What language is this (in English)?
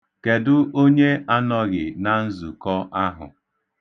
Igbo